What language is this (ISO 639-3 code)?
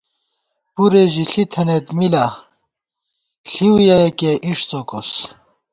gwt